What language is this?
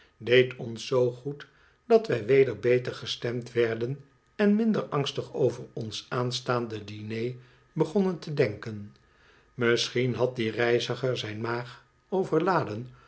Dutch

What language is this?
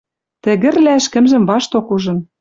Western Mari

